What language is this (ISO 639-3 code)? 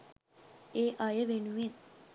sin